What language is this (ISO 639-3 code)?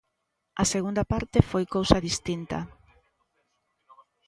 glg